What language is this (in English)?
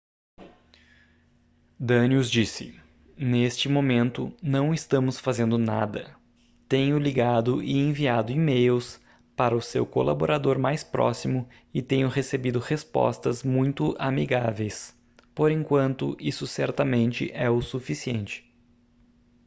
Portuguese